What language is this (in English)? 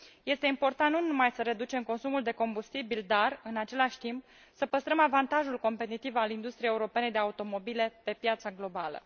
Romanian